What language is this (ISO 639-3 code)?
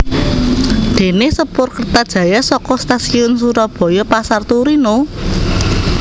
jav